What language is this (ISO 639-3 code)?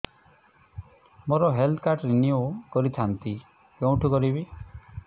ori